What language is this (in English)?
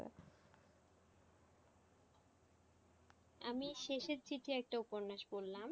Bangla